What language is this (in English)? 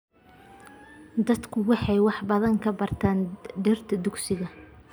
Somali